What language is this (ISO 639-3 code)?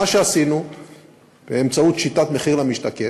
heb